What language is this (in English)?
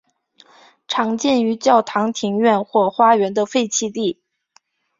Chinese